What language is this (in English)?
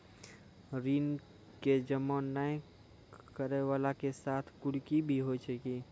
Maithili